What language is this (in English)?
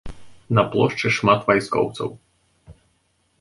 Belarusian